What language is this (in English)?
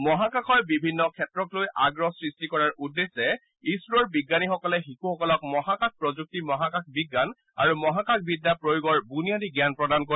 Assamese